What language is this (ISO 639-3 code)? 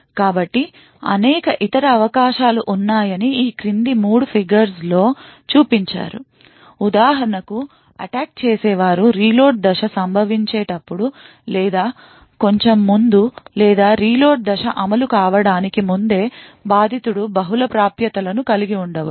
tel